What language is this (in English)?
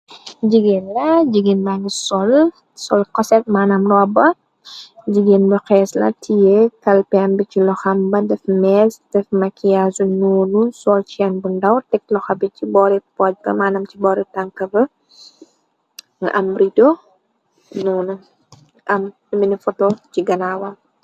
Wolof